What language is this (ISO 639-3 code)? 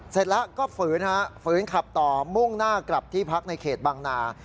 tha